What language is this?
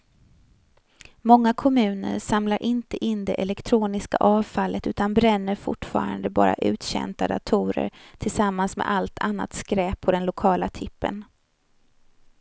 Swedish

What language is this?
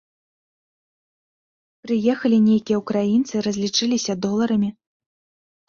Belarusian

